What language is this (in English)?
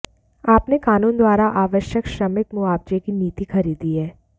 Hindi